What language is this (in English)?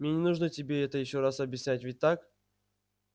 Russian